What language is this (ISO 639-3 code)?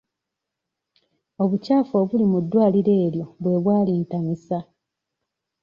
lug